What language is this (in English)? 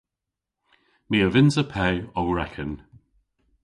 Cornish